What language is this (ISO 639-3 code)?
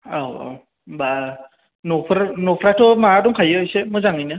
brx